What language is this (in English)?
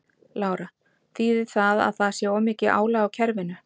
Icelandic